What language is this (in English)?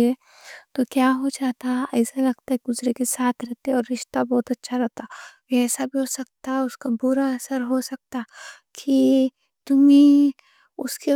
Deccan